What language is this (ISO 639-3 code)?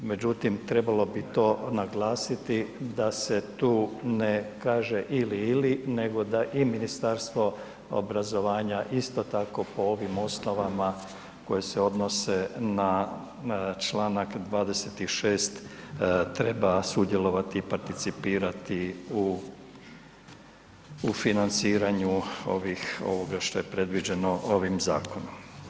hrv